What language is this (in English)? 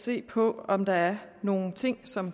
Danish